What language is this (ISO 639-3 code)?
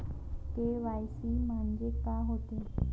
mar